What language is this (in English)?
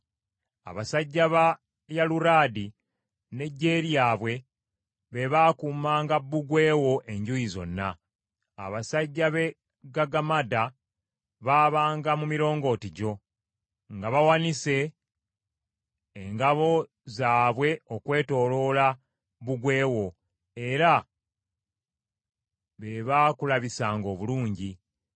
Ganda